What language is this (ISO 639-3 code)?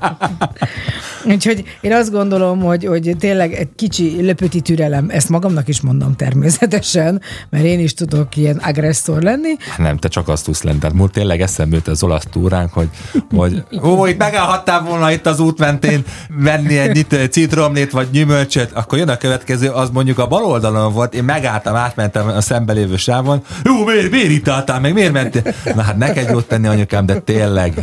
hun